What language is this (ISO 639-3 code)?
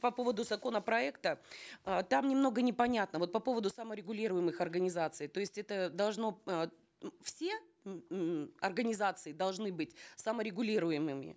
kaz